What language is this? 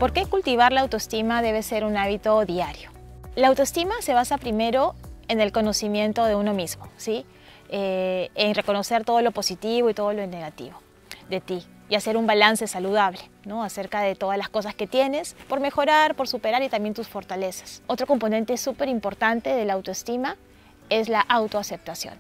Spanish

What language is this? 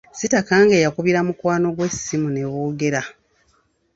Ganda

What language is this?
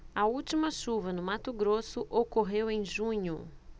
Portuguese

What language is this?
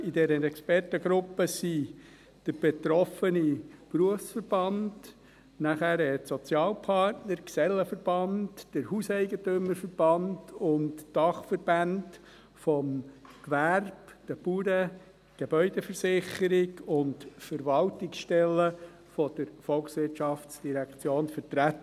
Swiss German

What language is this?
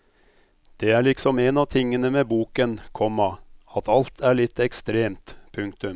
Norwegian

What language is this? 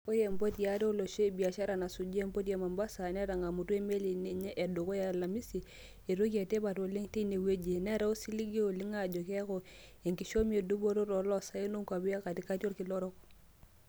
Masai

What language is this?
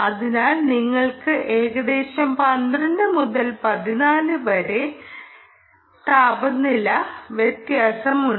Malayalam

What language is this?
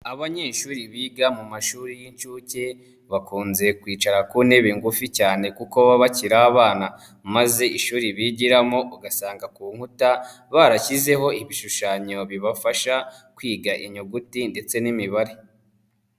Kinyarwanda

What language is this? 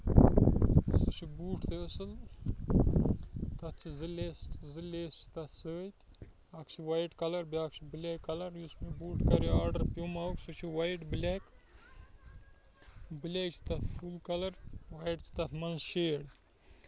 Kashmiri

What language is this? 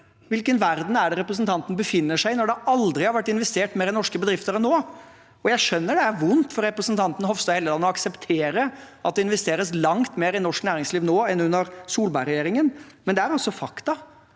Norwegian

